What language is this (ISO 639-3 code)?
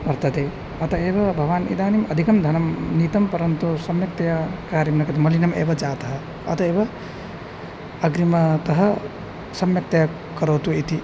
san